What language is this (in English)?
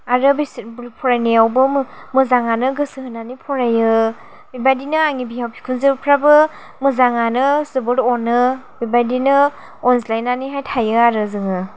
Bodo